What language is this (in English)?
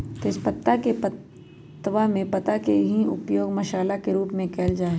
Magahi